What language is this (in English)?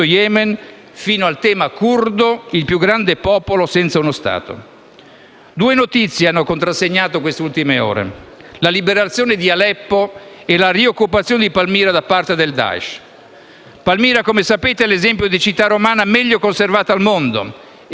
Italian